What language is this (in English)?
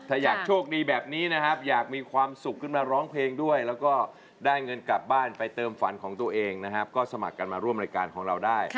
Thai